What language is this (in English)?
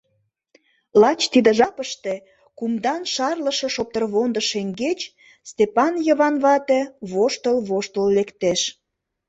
Mari